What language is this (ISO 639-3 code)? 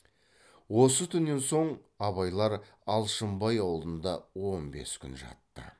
kaz